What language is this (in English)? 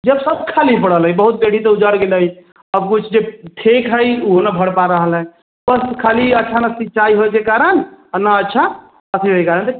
Maithili